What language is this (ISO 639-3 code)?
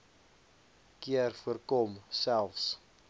afr